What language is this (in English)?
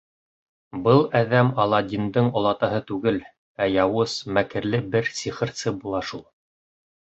Bashkir